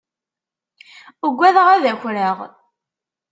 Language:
Kabyle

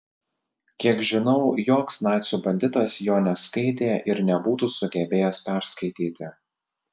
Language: Lithuanian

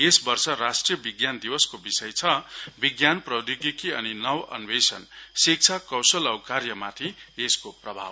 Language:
Nepali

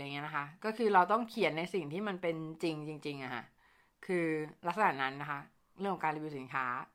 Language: Thai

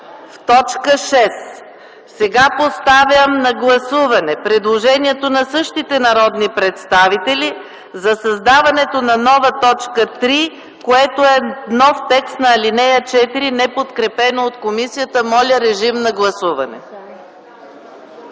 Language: Bulgarian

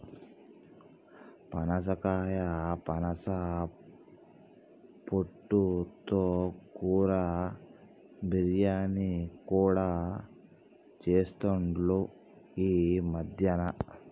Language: Telugu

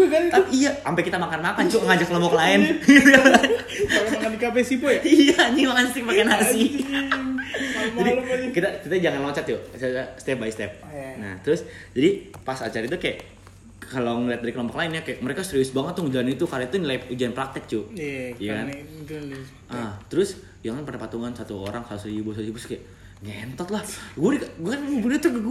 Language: Indonesian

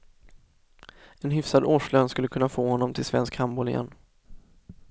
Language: Swedish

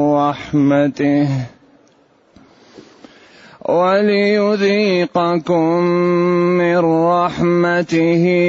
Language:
Arabic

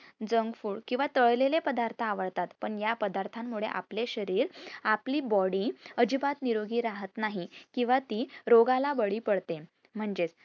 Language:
Marathi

